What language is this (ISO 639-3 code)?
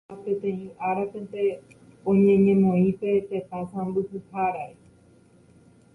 grn